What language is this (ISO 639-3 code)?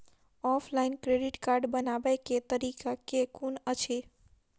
mai